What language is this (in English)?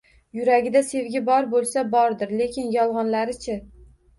Uzbek